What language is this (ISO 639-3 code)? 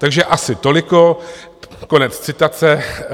ces